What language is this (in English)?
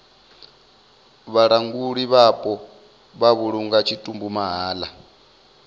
Venda